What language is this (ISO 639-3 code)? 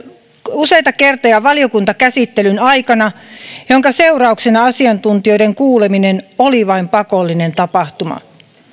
fin